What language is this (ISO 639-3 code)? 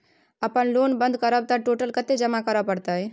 mai